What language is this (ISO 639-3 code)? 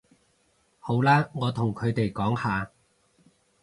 yue